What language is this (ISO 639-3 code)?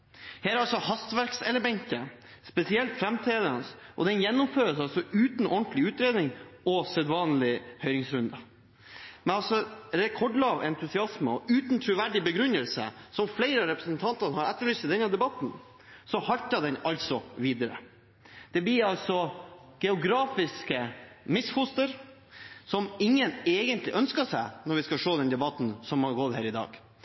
nob